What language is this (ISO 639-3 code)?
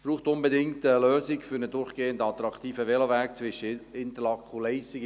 gsw